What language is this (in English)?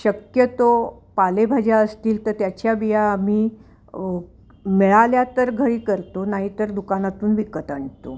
Marathi